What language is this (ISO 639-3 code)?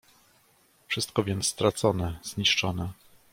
pol